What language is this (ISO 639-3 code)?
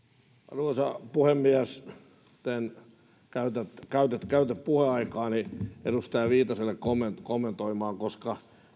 fin